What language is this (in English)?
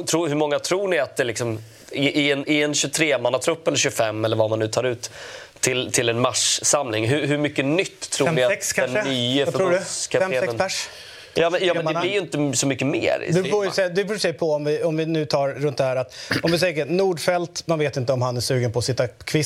Swedish